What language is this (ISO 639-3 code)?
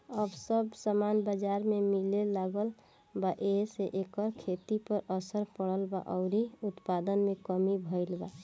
bho